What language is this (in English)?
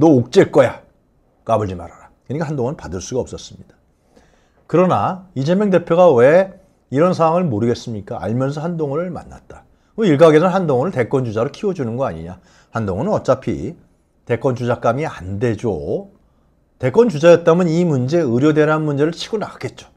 Korean